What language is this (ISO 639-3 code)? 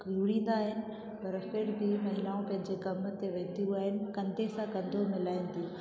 snd